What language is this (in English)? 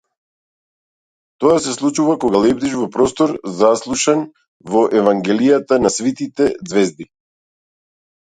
Macedonian